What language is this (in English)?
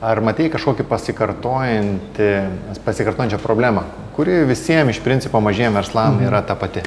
Lithuanian